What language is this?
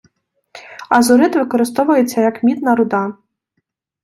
Ukrainian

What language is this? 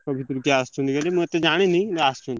Odia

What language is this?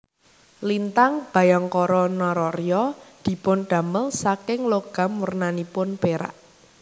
Javanese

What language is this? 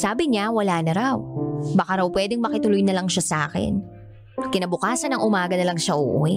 Filipino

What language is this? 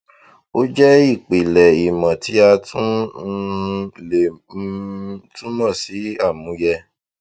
Yoruba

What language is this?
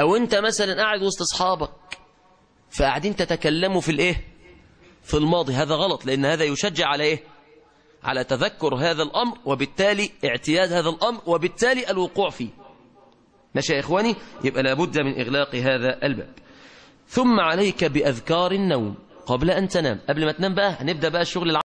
Arabic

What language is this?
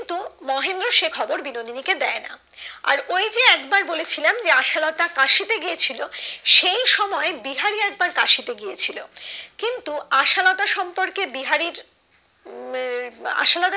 Bangla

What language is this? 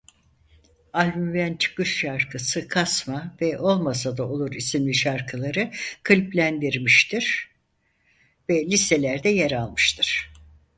Turkish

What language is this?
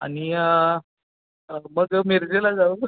Marathi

